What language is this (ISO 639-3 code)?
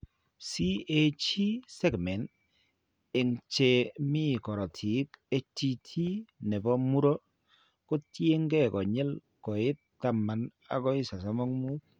kln